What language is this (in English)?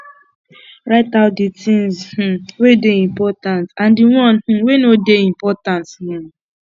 Nigerian Pidgin